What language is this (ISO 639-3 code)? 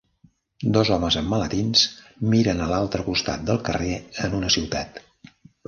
cat